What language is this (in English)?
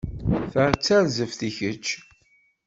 Kabyle